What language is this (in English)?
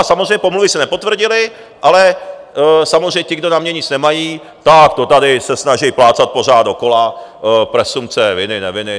Czech